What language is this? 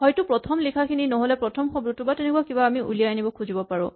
Assamese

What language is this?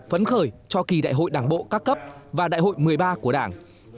Vietnamese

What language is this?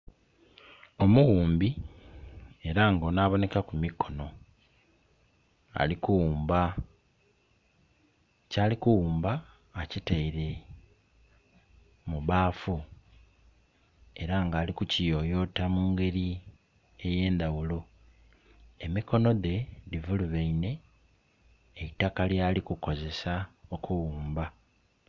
Soga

